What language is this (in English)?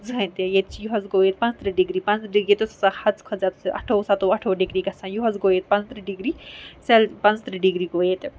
Kashmiri